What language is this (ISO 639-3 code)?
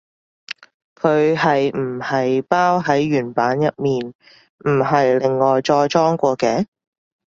yue